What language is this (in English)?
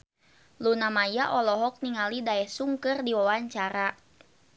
Sundanese